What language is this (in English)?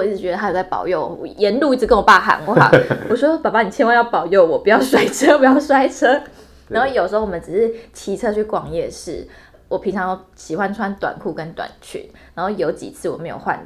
Chinese